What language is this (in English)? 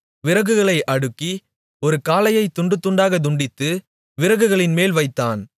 Tamil